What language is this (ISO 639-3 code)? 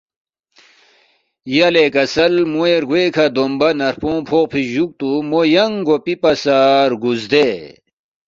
bft